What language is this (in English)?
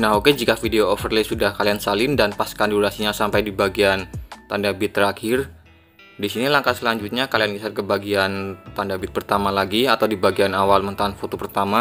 Indonesian